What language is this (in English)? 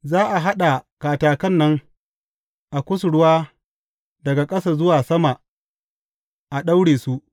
Hausa